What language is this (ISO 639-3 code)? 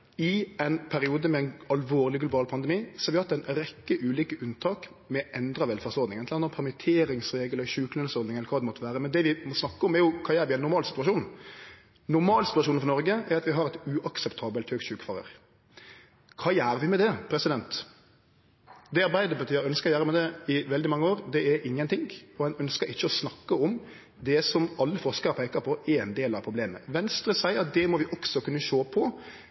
nno